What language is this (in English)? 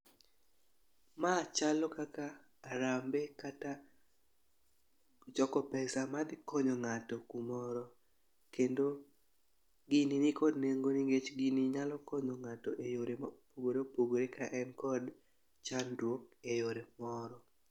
Luo (Kenya and Tanzania)